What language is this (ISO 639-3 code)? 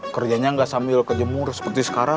ind